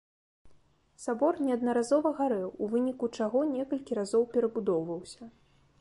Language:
Belarusian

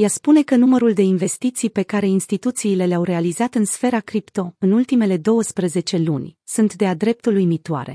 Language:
Romanian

